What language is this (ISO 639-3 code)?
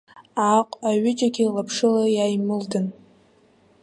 abk